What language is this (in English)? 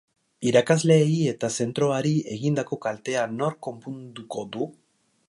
Basque